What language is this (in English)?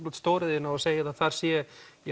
Icelandic